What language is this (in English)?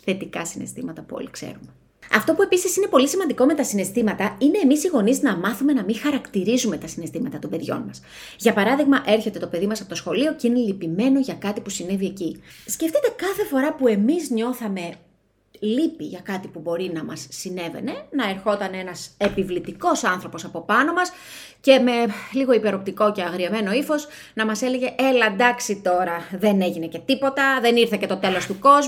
Greek